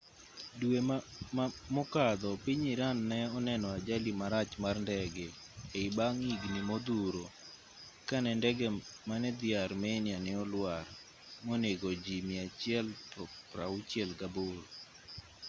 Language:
Luo (Kenya and Tanzania)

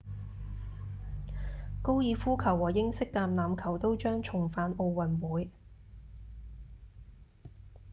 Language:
Cantonese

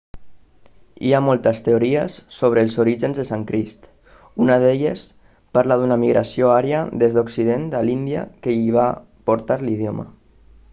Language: Catalan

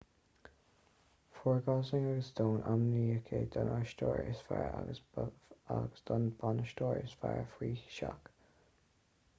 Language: Irish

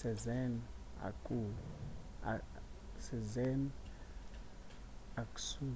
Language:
Northern Sotho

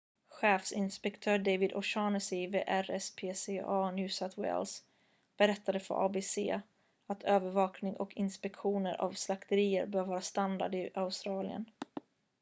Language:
Swedish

